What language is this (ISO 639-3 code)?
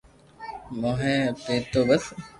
lrk